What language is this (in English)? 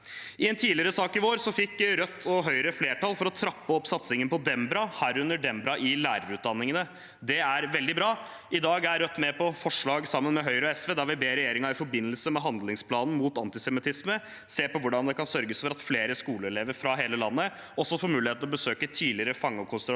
Norwegian